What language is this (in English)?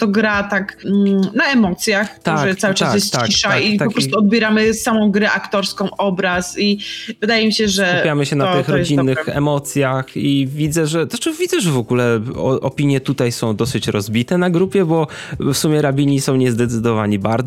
Polish